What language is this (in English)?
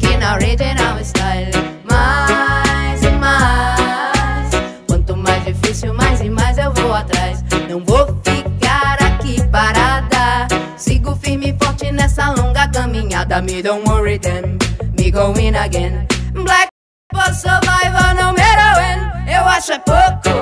Romanian